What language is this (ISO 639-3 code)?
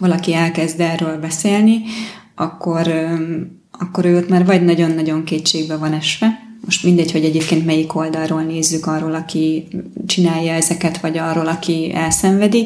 hun